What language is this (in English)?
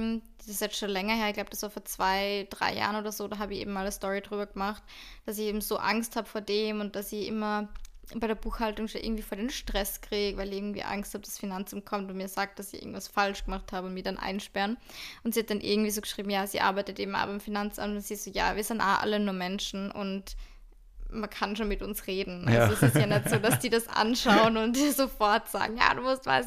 German